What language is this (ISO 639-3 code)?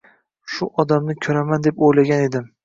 uzb